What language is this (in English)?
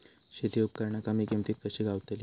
Marathi